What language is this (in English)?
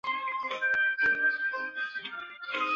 Chinese